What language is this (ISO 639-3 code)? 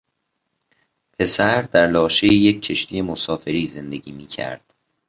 fas